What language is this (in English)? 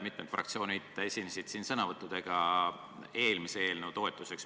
Estonian